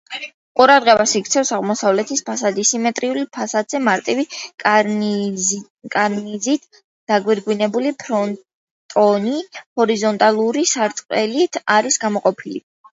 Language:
Georgian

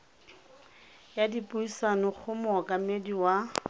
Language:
Tswana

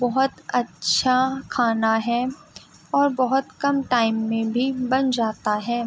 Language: Urdu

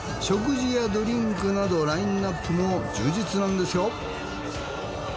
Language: Japanese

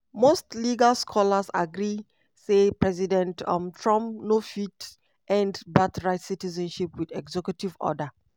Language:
Nigerian Pidgin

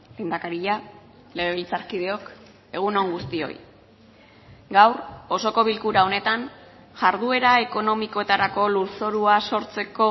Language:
Basque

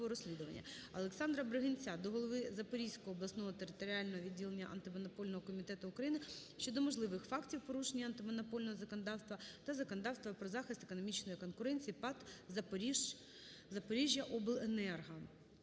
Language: Ukrainian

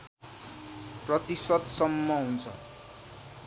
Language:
Nepali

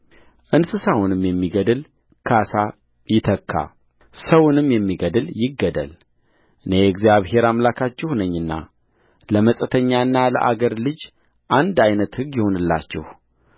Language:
Amharic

